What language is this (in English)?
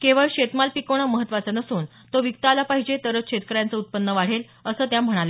Marathi